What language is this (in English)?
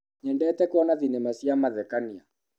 Kikuyu